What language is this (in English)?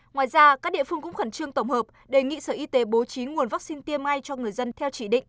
Vietnamese